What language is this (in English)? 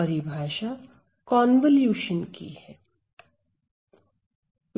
Hindi